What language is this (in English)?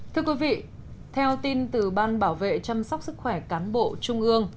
Vietnamese